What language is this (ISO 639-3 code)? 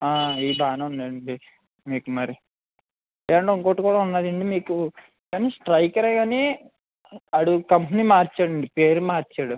tel